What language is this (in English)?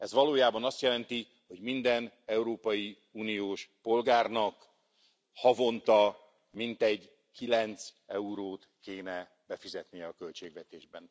Hungarian